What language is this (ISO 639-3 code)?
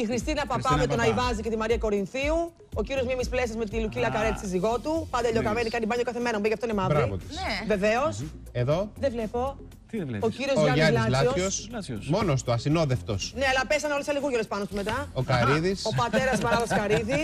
ell